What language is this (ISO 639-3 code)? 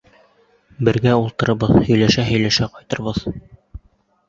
bak